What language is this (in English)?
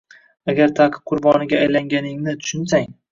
Uzbek